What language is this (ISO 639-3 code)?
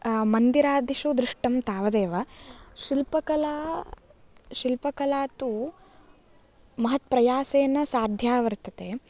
san